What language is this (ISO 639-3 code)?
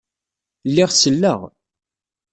kab